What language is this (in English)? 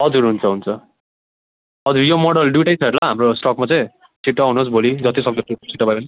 Nepali